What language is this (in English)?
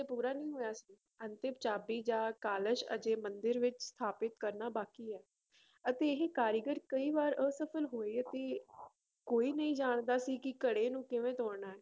Punjabi